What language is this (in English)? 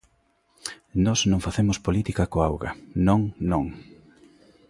Galician